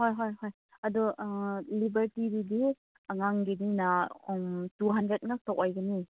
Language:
Manipuri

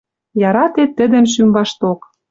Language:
Western Mari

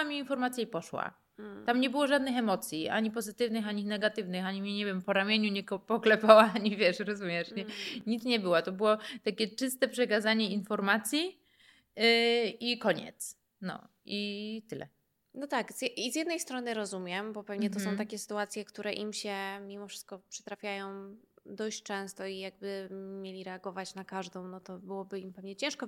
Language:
Polish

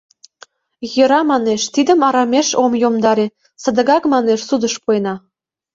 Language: Mari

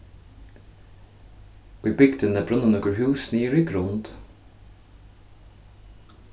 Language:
Faroese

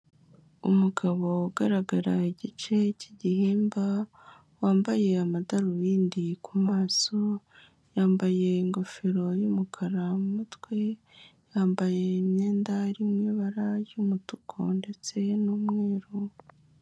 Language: Kinyarwanda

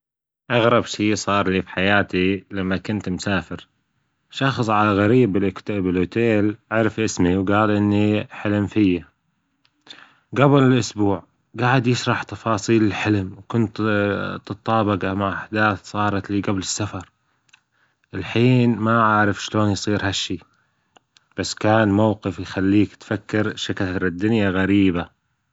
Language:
Gulf Arabic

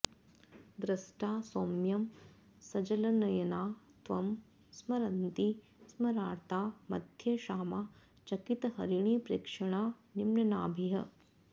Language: Sanskrit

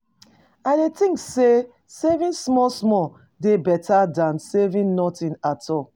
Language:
Nigerian Pidgin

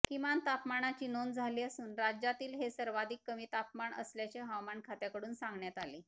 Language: Marathi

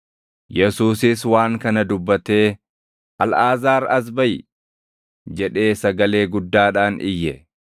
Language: Oromo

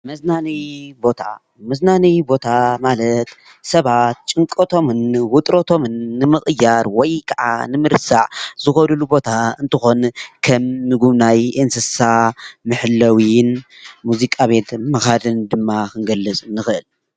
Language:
Tigrinya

